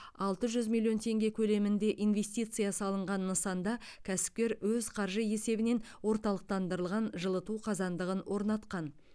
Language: Kazakh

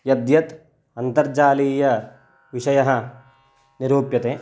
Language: Sanskrit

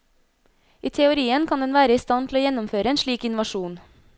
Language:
Norwegian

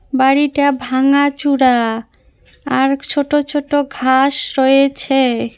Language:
Bangla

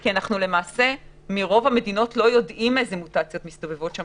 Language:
Hebrew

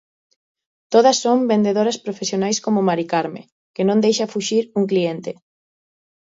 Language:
Galician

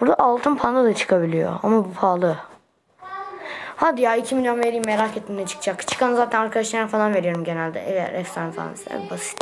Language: Turkish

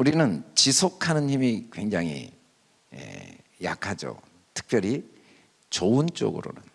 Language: Korean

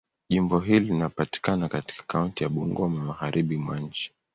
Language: Swahili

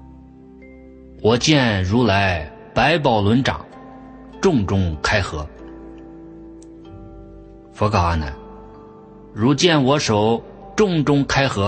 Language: Chinese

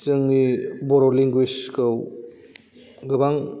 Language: Bodo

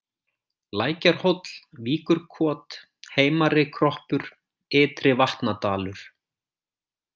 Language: Icelandic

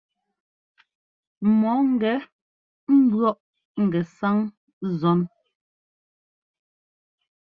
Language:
Ngomba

